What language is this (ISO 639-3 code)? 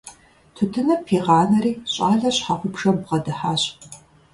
kbd